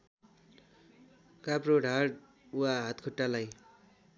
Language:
Nepali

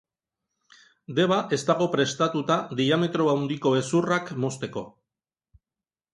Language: Basque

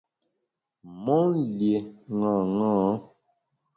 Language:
Bamun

